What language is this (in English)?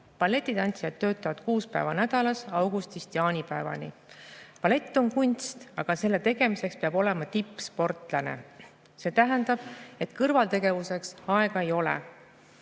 Estonian